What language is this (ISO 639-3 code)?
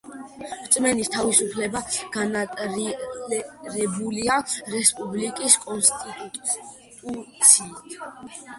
kat